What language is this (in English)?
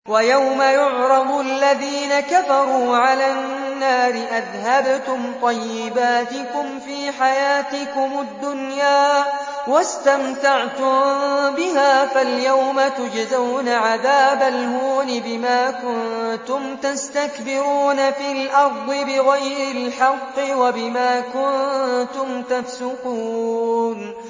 Arabic